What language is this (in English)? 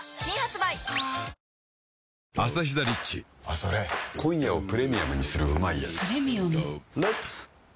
Japanese